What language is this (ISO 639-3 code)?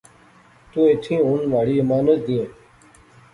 phr